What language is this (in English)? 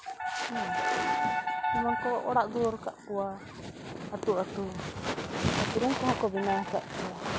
Santali